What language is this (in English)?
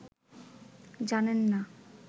Bangla